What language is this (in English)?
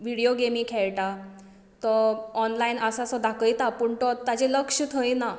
Konkani